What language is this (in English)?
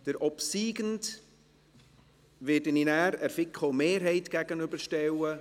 Swiss German